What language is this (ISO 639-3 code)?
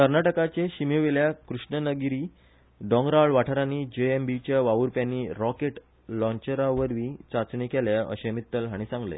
kok